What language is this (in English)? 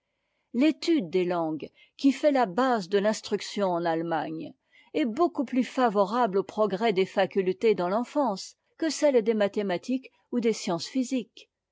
French